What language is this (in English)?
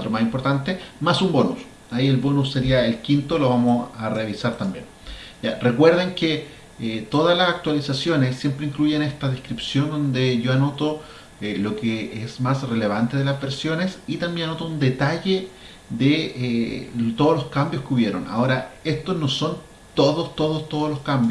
Spanish